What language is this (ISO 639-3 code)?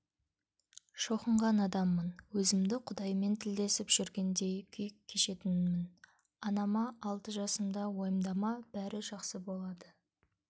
kaz